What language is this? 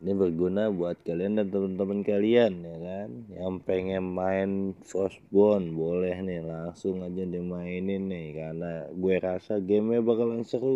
Indonesian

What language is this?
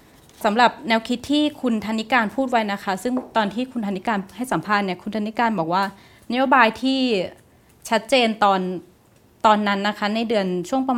Thai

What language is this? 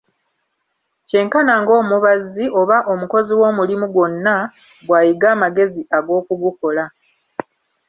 Ganda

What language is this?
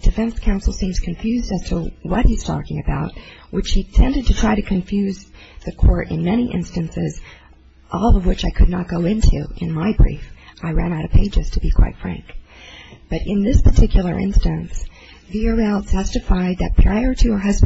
English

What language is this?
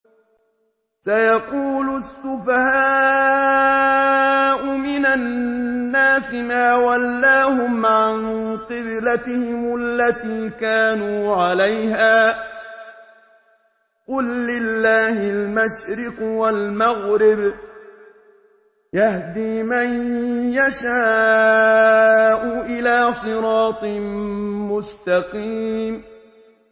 Arabic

